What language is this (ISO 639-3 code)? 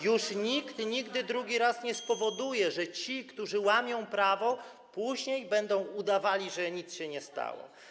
pol